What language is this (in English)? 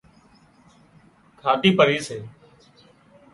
Wadiyara Koli